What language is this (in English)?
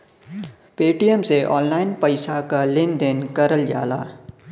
Bhojpuri